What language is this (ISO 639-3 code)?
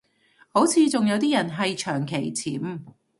yue